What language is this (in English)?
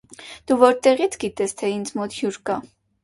Armenian